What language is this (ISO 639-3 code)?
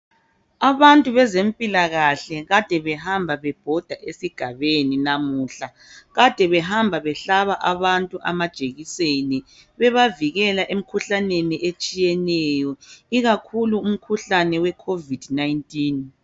nde